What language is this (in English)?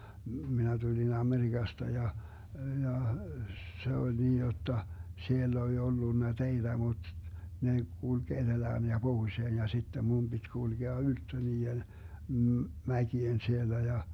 Finnish